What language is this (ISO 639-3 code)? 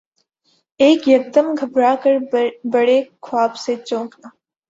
urd